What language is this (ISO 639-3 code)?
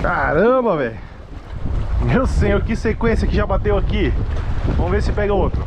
por